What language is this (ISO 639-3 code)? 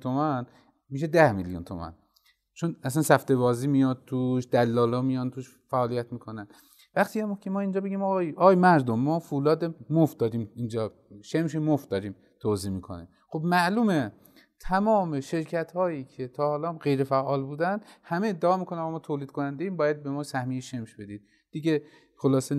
fas